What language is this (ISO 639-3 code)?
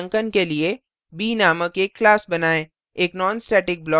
hin